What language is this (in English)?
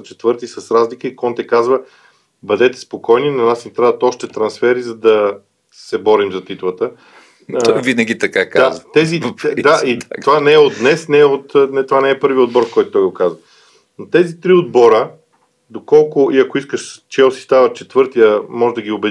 Bulgarian